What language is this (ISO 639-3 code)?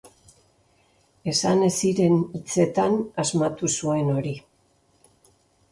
eus